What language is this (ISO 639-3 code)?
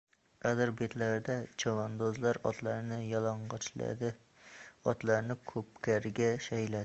uzb